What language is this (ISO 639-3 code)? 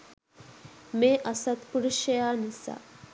sin